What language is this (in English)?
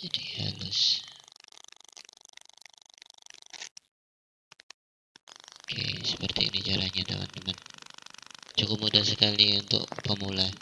Indonesian